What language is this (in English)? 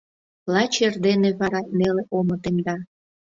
Mari